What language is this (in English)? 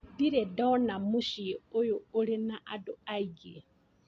Kikuyu